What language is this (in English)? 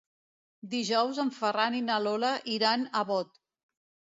Catalan